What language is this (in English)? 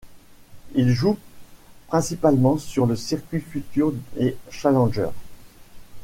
French